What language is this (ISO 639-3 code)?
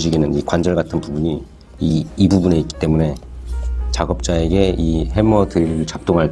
kor